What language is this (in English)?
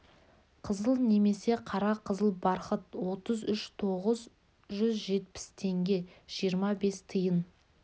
Kazakh